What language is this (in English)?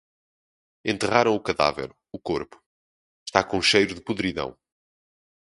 Portuguese